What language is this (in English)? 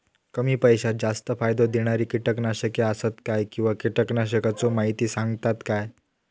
Marathi